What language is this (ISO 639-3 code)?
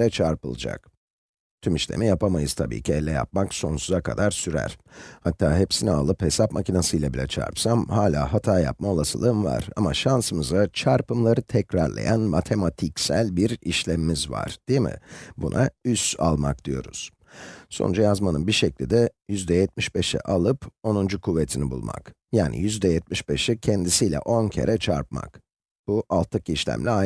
tur